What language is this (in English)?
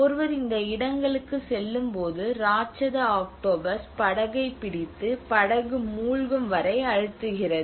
Tamil